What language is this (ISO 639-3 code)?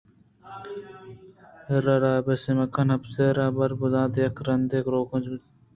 bgp